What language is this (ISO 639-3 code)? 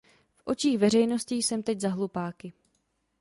ces